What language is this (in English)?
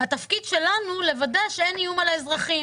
Hebrew